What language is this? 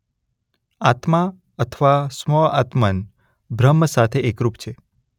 Gujarati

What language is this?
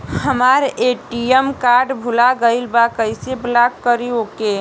Bhojpuri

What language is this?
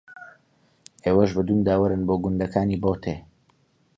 Central Kurdish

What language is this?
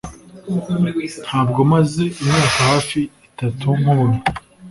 Kinyarwanda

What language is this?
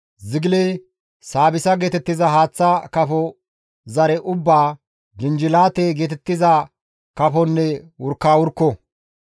Gamo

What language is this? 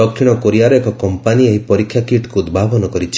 Odia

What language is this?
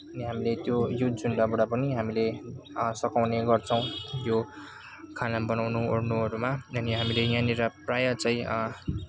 Nepali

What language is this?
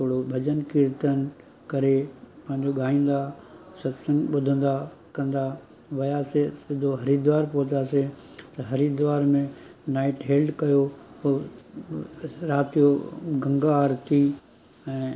Sindhi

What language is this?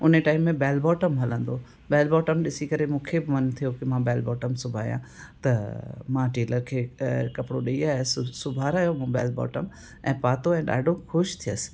Sindhi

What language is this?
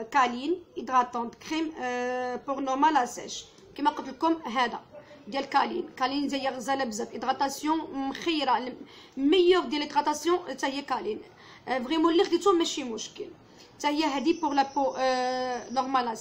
Arabic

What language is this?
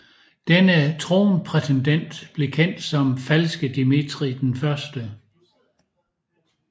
Danish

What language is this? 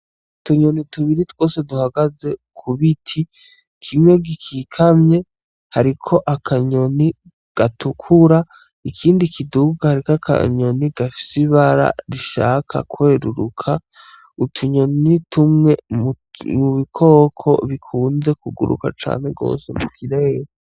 Rundi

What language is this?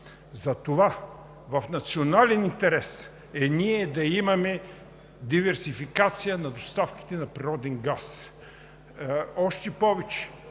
Bulgarian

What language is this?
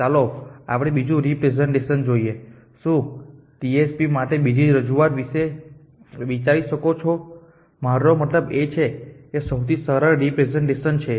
Gujarati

